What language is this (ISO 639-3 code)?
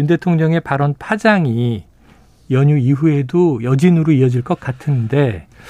kor